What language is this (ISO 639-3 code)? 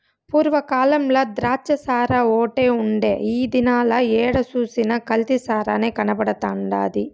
tel